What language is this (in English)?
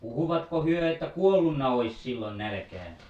Finnish